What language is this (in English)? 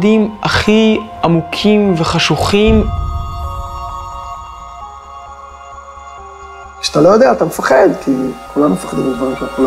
Hebrew